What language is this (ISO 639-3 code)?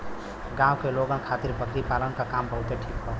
bho